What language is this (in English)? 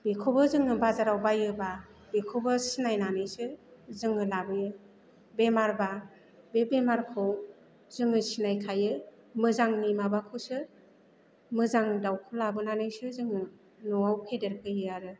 Bodo